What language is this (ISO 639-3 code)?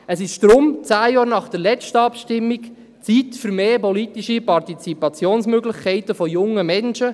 gsw